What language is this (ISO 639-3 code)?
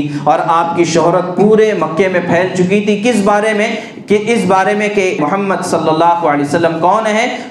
urd